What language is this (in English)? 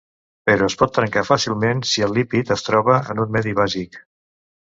Catalan